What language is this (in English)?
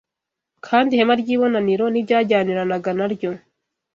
Kinyarwanda